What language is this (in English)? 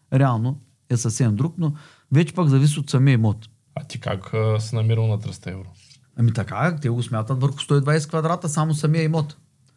Bulgarian